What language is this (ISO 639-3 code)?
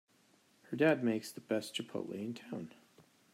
eng